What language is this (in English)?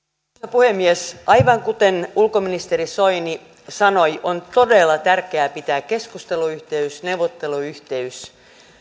Finnish